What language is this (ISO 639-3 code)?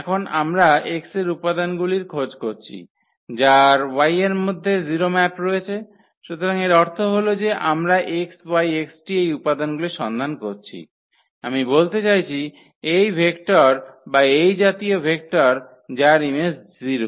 ben